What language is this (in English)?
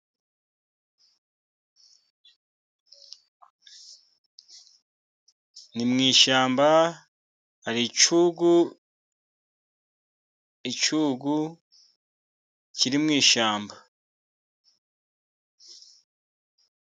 Kinyarwanda